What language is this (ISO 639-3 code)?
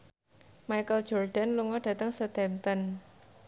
jav